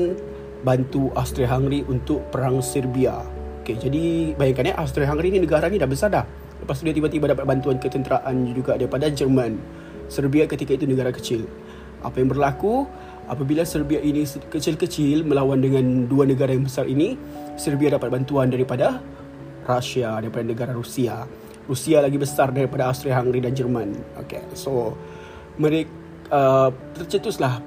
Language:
Malay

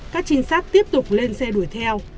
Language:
Vietnamese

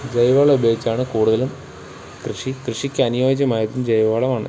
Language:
Malayalam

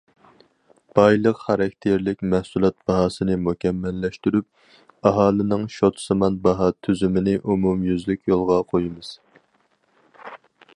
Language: Uyghur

